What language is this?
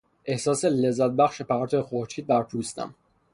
Persian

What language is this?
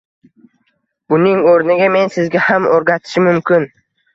Uzbek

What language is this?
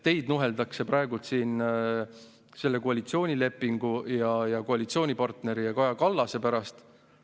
Estonian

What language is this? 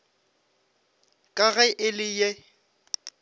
Northern Sotho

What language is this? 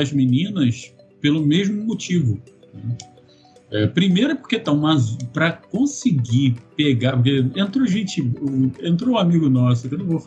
Portuguese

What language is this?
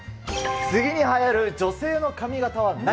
Japanese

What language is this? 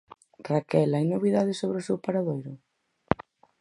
Galician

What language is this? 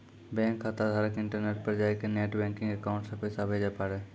Maithili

